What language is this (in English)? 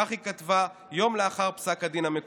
Hebrew